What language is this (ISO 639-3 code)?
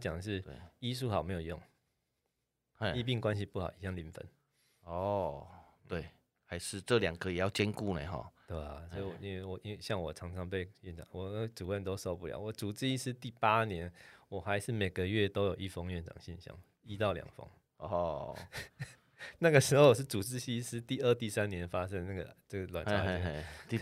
zho